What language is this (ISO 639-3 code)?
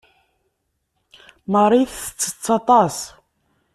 kab